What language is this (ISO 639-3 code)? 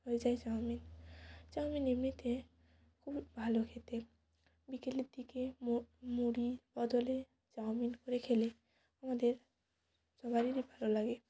ben